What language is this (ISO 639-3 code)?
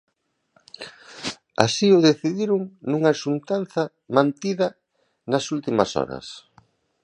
glg